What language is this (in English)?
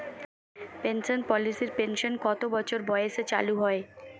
Bangla